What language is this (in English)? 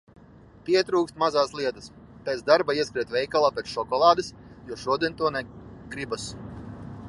Latvian